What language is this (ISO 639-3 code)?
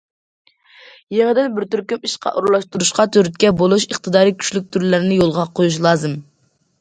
uig